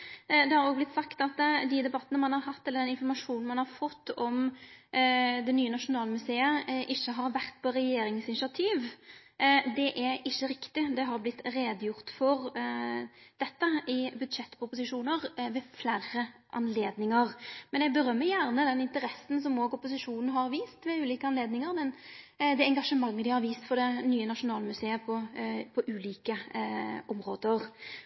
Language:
Norwegian Nynorsk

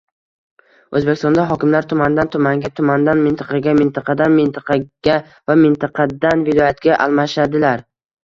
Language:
Uzbek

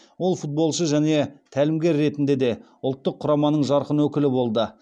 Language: Kazakh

